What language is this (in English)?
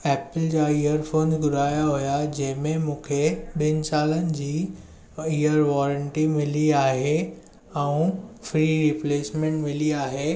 Sindhi